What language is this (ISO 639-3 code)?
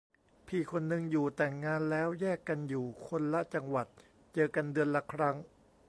tha